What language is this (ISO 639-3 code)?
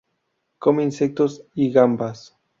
spa